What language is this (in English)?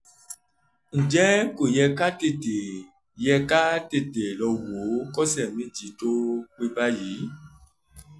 Yoruba